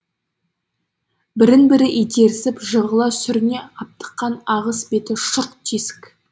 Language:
Kazakh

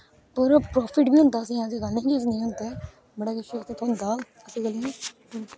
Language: Dogri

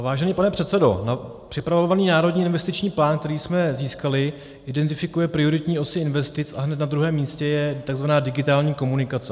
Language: Czech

